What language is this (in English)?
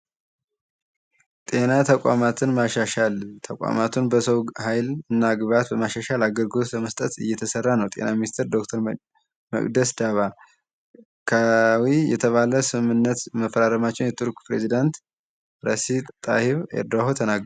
Amharic